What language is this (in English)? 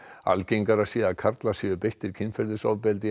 Icelandic